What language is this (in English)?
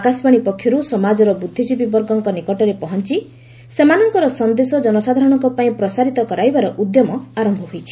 Odia